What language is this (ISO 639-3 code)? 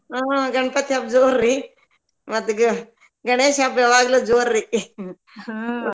kan